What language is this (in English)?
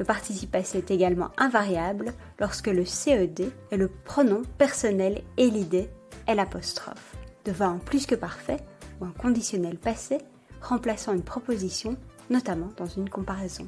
French